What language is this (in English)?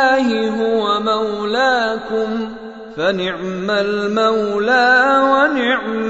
Arabic